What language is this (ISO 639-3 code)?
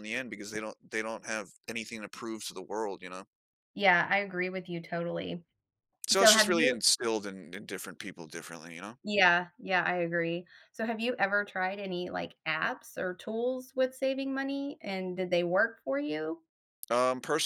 eng